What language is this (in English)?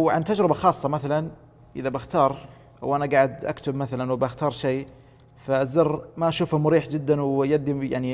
Arabic